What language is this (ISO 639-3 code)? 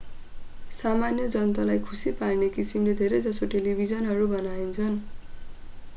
nep